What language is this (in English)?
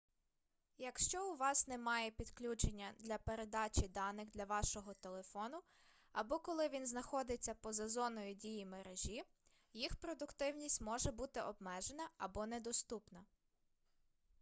Ukrainian